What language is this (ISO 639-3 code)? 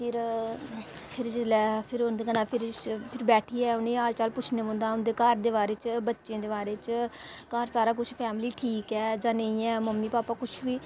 doi